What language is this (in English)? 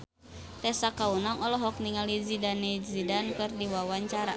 Sundanese